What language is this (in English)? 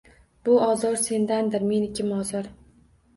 Uzbek